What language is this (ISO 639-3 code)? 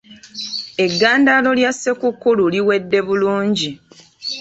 lug